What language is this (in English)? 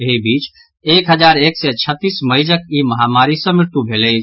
Maithili